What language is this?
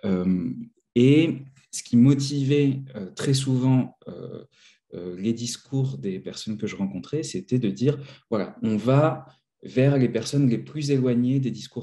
French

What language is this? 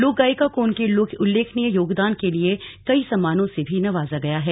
Hindi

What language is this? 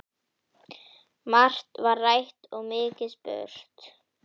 Icelandic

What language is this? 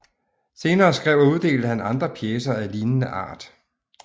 Danish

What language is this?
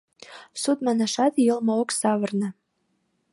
Mari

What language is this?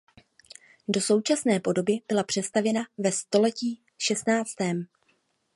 Czech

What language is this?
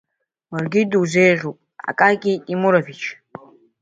Abkhazian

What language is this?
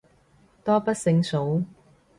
Cantonese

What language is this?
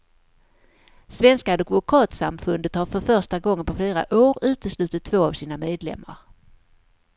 Swedish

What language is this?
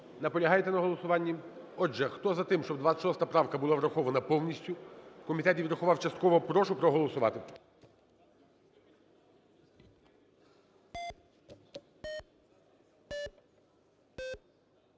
Ukrainian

